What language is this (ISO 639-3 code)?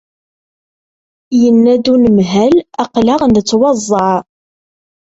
kab